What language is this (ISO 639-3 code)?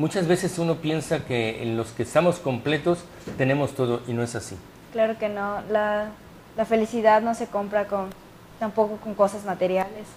spa